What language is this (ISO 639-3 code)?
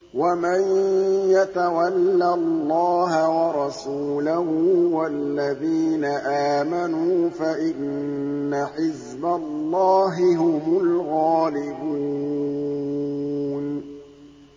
ara